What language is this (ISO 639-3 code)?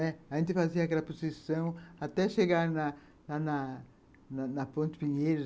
por